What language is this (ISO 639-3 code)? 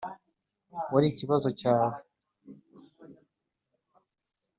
kin